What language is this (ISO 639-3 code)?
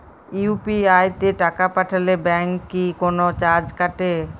ben